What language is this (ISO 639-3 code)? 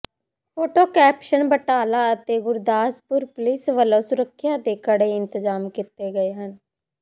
pan